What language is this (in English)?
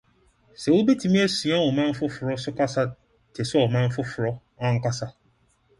Akan